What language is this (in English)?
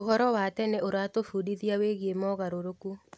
Kikuyu